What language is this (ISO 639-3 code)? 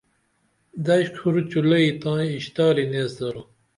dml